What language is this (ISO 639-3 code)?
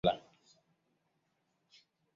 swa